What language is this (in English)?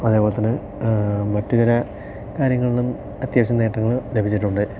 Malayalam